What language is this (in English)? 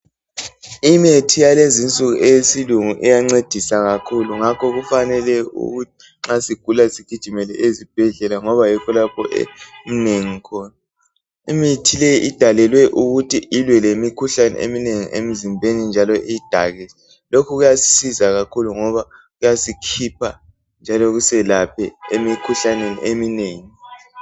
North Ndebele